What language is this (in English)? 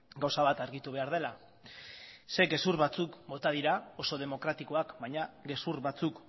Basque